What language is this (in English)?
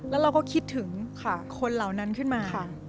Thai